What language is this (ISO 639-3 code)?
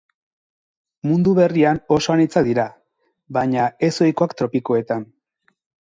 eus